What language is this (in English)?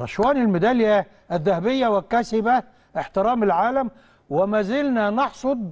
Arabic